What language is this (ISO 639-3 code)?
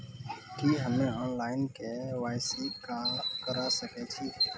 mai